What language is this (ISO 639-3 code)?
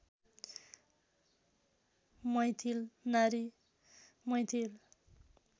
nep